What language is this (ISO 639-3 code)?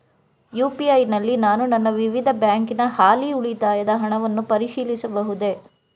kan